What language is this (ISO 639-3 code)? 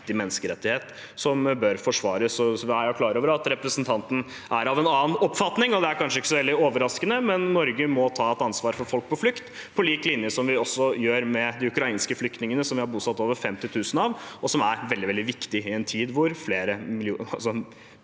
nor